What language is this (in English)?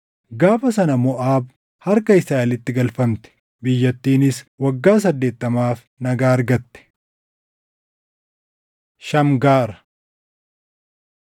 Oromo